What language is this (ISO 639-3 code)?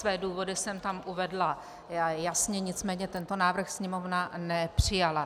ces